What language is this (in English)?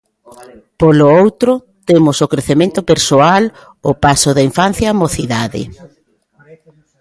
Galician